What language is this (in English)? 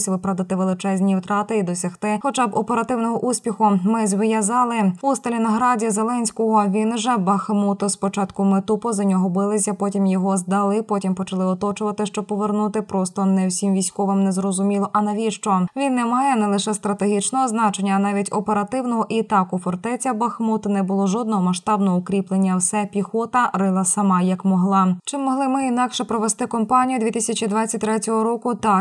Ukrainian